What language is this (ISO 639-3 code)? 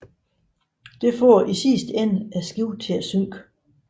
dan